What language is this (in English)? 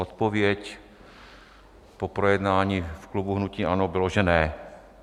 Czech